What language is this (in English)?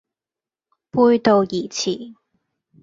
Cantonese